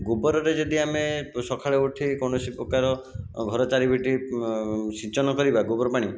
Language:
Odia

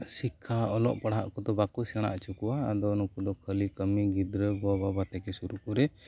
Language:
Santali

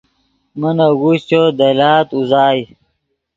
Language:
Yidgha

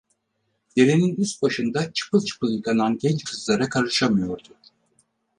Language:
Turkish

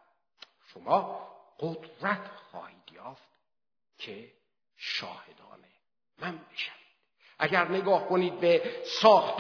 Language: Persian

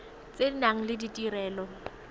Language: Tswana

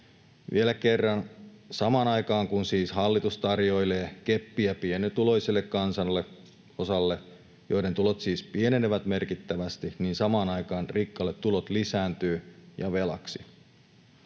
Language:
Finnish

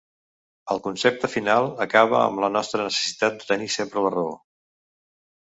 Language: Catalan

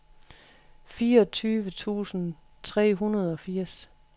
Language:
Danish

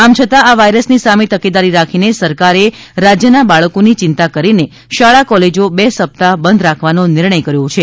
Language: Gujarati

